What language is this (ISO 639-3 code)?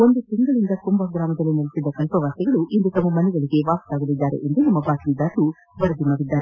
kan